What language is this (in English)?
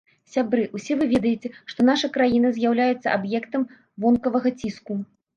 Belarusian